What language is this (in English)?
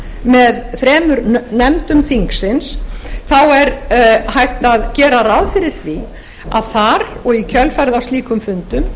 Icelandic